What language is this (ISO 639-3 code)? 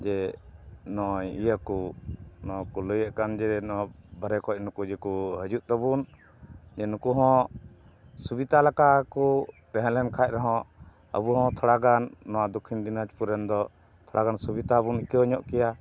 sat